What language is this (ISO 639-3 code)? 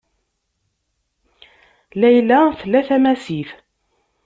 kab